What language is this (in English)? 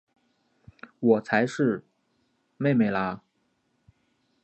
Chinese